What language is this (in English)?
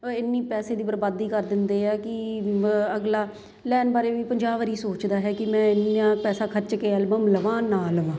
Punjabi